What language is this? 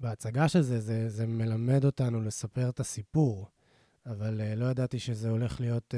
Hebrew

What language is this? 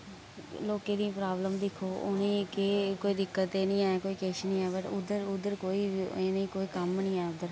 Dogri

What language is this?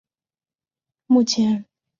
Chinese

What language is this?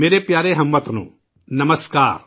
Urdu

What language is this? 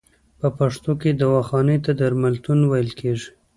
Pashto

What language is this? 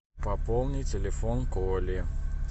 Russian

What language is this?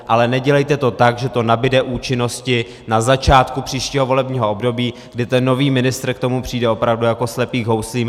Czech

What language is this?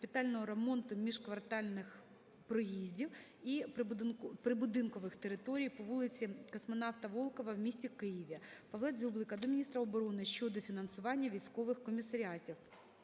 Ukrainian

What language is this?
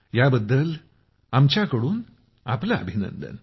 Marathi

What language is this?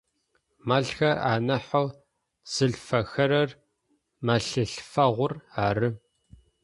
Adyghe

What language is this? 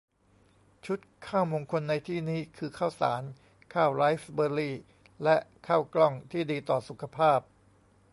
Thai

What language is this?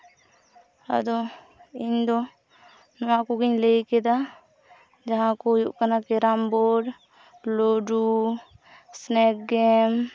Santali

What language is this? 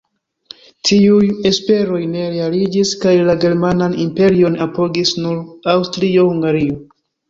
Esperanto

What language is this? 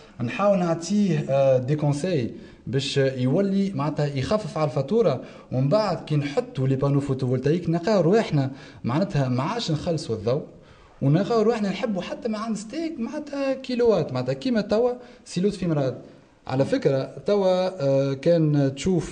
Arabic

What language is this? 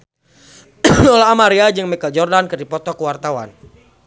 Sundanese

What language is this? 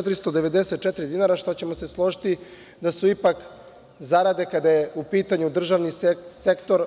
Serbian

